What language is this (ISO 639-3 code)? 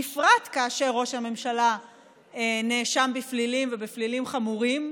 heb